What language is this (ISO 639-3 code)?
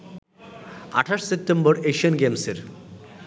ben